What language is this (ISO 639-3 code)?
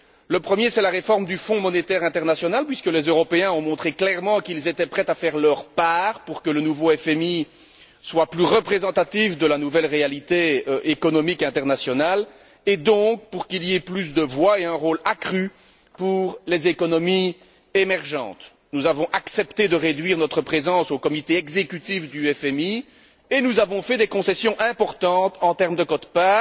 fra